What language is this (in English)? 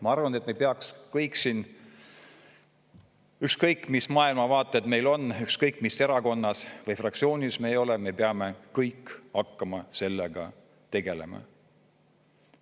Estonian